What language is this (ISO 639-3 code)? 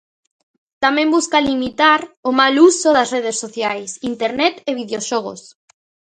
glg